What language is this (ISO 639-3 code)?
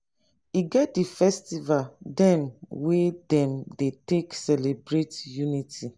pcm